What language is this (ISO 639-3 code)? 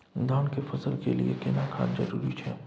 mai